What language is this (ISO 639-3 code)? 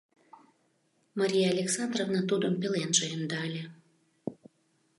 chm